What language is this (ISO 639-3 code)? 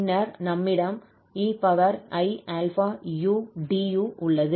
tam